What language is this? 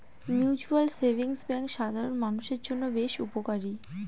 Bangla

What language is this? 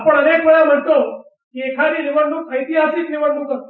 Marathi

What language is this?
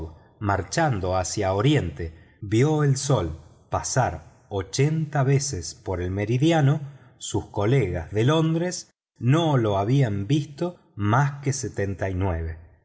Spanish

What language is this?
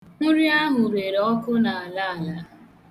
Igbo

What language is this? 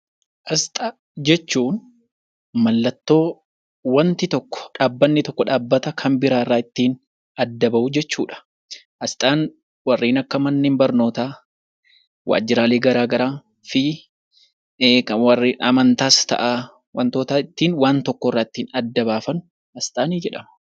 Oromo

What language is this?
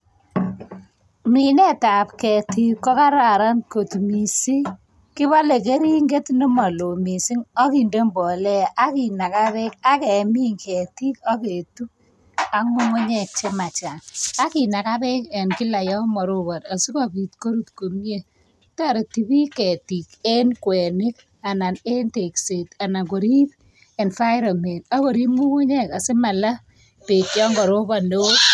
Kalenjin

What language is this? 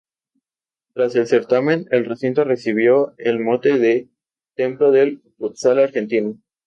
Spanish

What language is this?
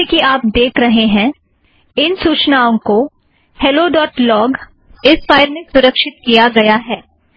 Hindi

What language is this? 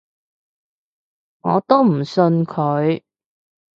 Cantonese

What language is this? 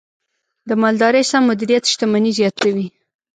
Pashto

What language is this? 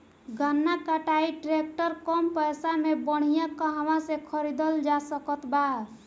Bhojpuri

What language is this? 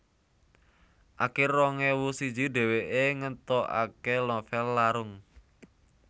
Javanese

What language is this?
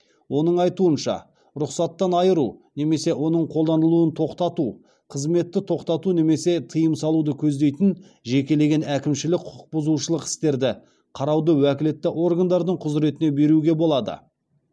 Kazakh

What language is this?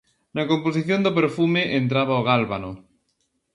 Galician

